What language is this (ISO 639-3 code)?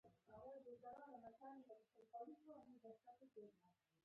pus